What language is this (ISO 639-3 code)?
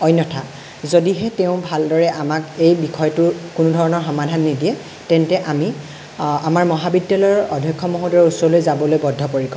asm